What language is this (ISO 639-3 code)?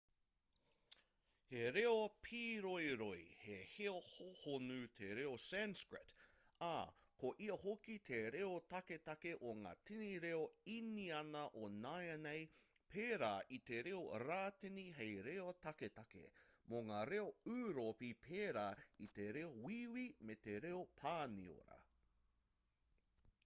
mri